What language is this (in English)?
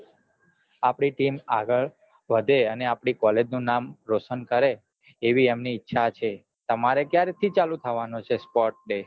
Gujarati